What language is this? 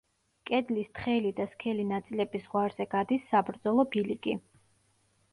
Georgian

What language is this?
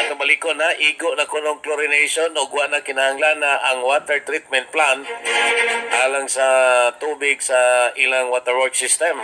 Filipino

